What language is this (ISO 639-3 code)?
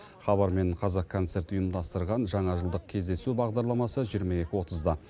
kaz